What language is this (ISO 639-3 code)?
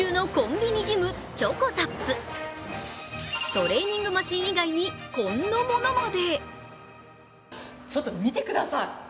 jpn